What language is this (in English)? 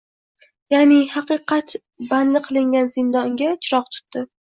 Uzbek